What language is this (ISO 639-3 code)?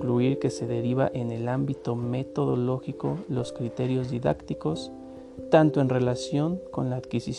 spa